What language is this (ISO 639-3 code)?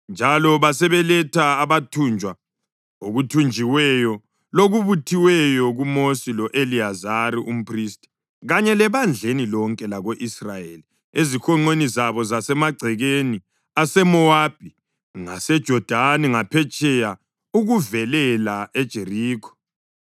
nde